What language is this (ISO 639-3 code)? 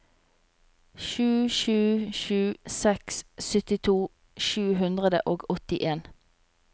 nor